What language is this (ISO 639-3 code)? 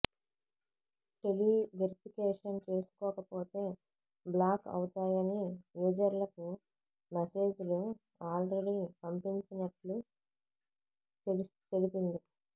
tel